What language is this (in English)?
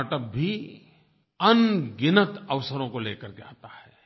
Hindi